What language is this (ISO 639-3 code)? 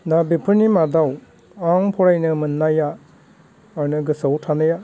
brx